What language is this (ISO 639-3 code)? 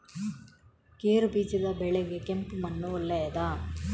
kan